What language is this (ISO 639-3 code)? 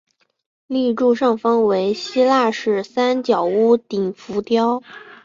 zho